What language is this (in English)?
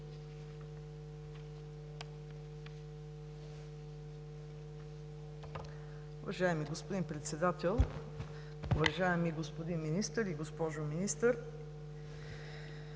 Bulgarian